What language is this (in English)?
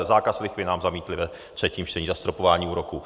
Czech